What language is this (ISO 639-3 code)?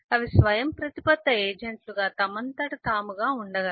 tel